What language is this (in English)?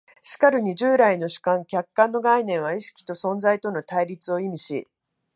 Japanese